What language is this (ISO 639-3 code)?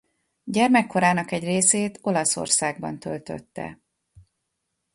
hun